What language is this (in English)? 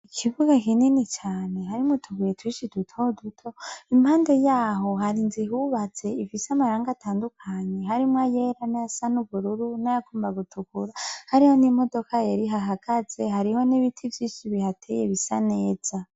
Rundi